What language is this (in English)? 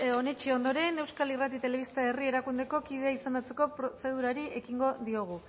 Basque